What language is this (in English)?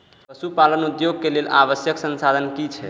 Maithili